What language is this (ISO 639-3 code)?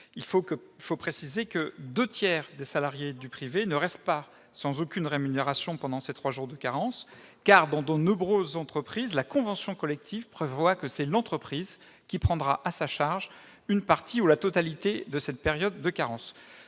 fra